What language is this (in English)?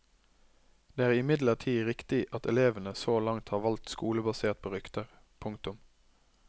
Norwegian